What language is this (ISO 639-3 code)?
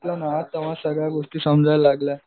mar